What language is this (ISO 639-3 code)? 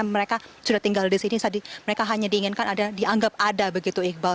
ind